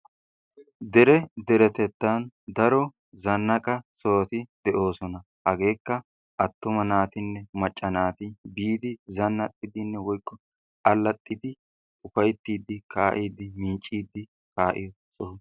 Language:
Wolaytta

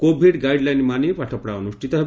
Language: Odia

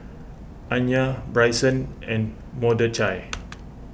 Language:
English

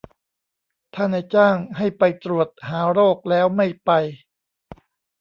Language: Thai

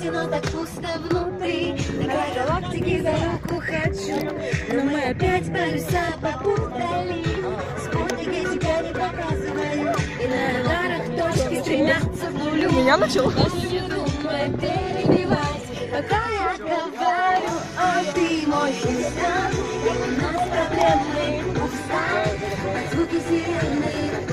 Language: Russian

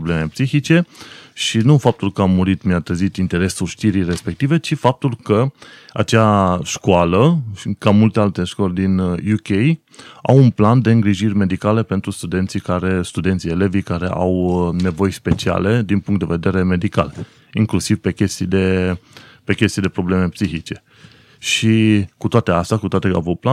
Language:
Romanian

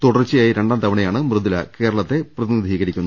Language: Malayalam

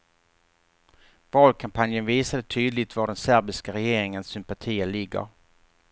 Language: Swedish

